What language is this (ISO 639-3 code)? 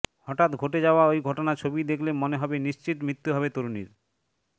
ben